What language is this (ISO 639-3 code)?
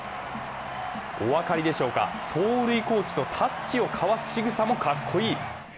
jpn